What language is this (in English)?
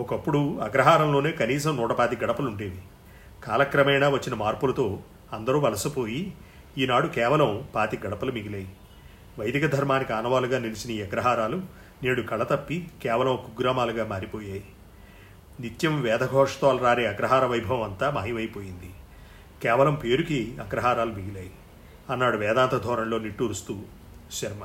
Telugu